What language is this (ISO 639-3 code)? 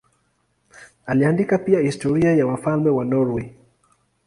swa